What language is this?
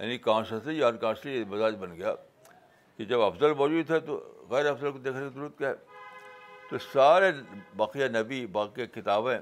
Urdu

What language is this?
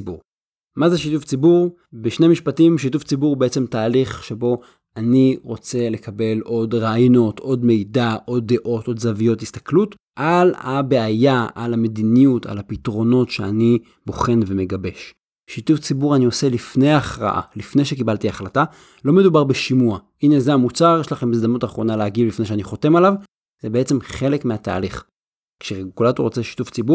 Hebrew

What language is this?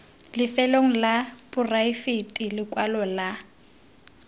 Tswana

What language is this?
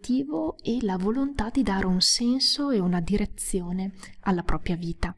Italian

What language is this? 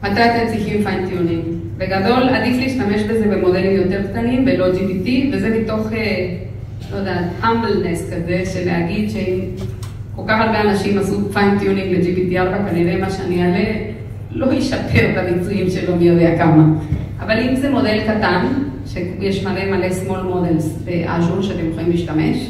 Hebrew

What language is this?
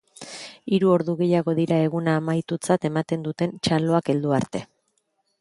Basque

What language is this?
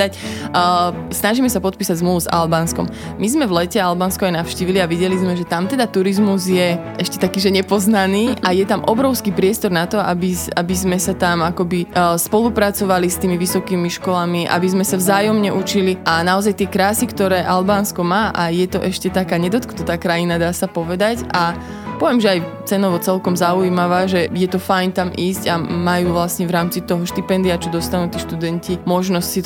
Slovak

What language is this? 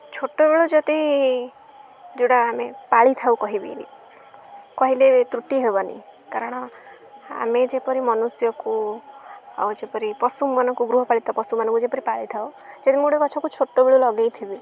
Odia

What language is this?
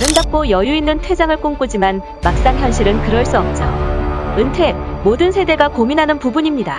Korean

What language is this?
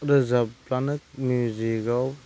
Bodo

